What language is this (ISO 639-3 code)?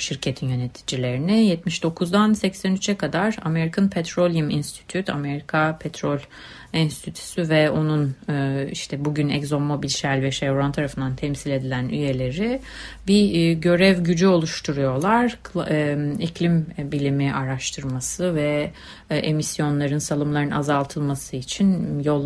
tur